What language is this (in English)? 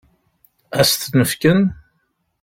Kabyle